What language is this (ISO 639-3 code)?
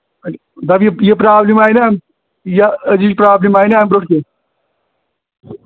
kas